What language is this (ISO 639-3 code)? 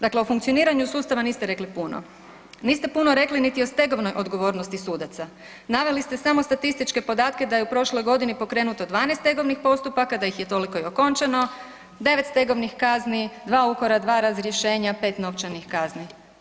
hrv